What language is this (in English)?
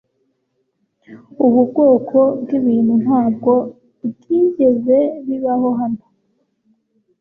Kinyarwanda